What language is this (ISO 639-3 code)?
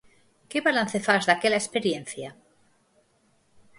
glg